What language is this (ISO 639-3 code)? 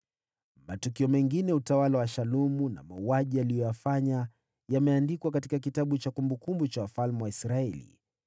swa